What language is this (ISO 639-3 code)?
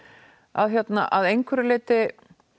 isl